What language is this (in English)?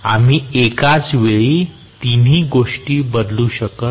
Marathi